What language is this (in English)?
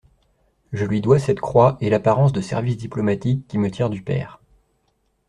French